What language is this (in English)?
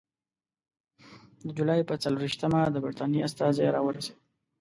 Pashto